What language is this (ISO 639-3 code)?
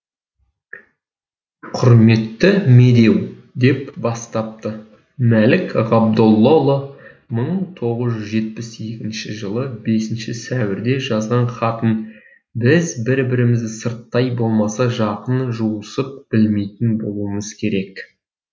kaz